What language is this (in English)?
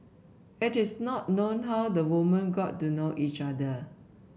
English